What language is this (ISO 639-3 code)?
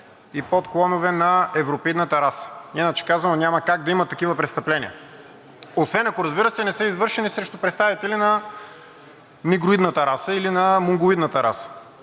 bul